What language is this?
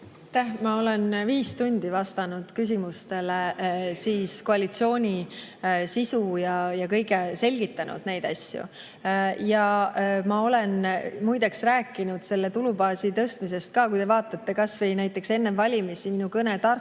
Estonian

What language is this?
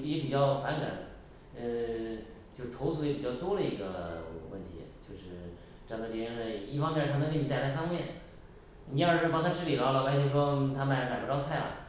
Chinese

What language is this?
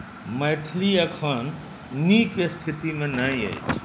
Maithili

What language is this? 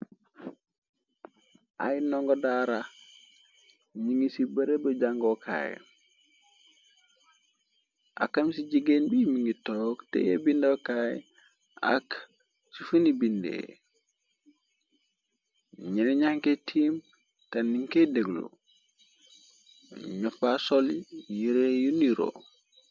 Wolof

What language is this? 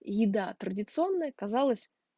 Russian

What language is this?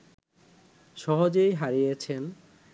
Bangla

